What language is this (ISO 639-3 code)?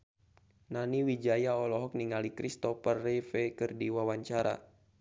sun